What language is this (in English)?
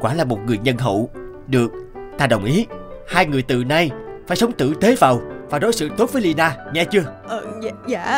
Vietnamese